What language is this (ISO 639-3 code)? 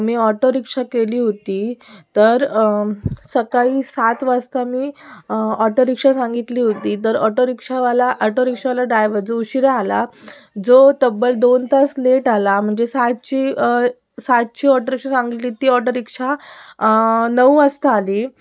mar